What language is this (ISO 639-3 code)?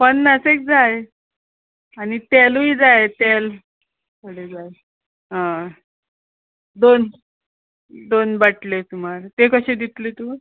kok